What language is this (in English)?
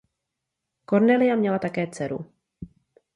Czech